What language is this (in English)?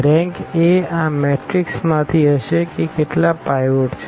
Gujarati